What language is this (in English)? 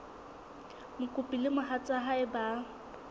Southern Sotho